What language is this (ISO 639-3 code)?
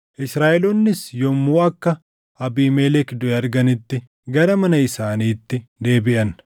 orm